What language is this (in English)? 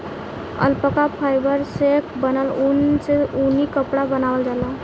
Bhojpuri